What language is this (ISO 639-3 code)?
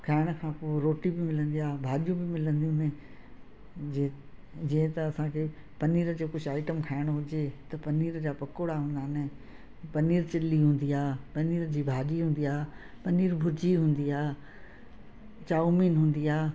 snd